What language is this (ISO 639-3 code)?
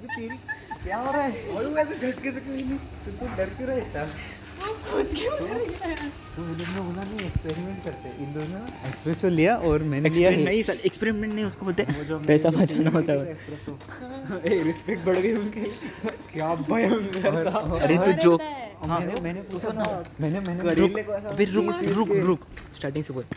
hin